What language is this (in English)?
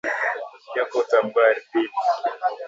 Swahili